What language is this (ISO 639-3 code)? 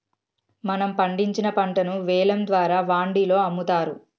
tel